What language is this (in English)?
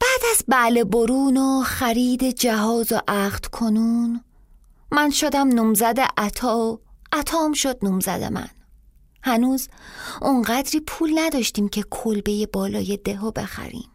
Persian